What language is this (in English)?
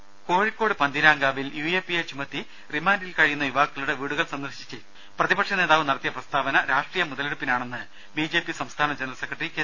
Malayalam